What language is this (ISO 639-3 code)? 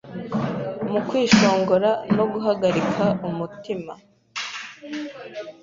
kin